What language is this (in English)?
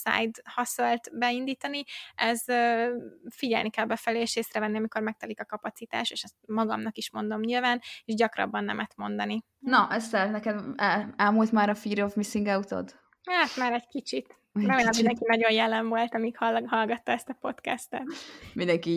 Hungarian